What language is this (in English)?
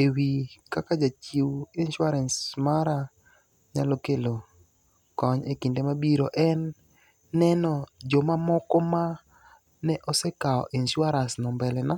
Luo (Kenya and Tanzania)